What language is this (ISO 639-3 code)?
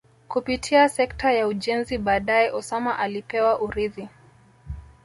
swa